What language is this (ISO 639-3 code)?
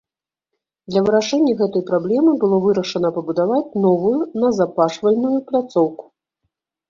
bel